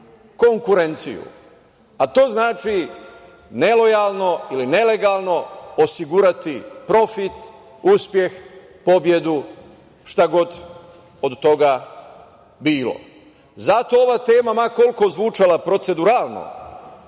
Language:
Serbian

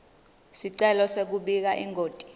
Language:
Swati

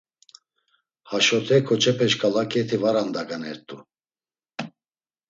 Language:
Laz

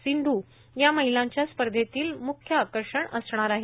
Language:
Marathi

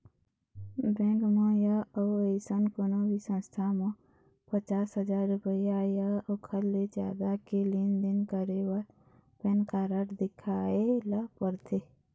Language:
Chhattisgarhi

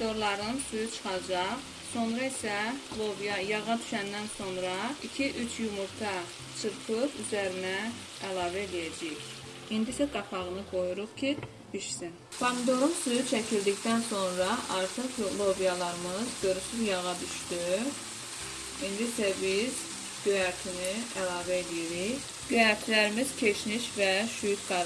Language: Turkish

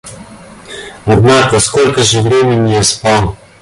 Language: Russian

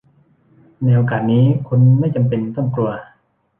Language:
Thai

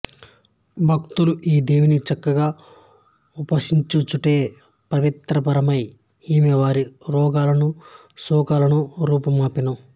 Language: Telugu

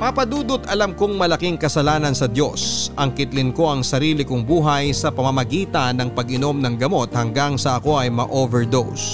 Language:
Filipino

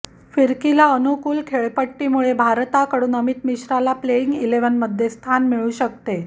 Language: Marathi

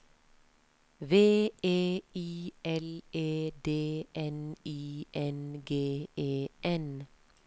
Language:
Norwegian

